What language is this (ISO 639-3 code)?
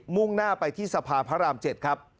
tha